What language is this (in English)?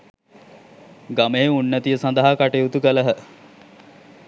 Sinhala